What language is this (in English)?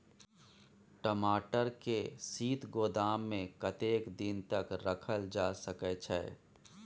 Maithili